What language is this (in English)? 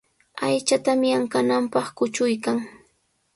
Sihuas Ancash Quechua